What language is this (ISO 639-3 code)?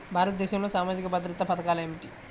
tel